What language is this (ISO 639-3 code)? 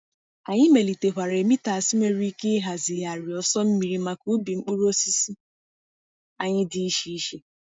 ibo